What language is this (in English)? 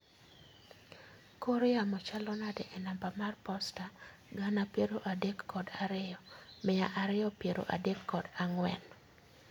Luo (Kenya and Tanzania)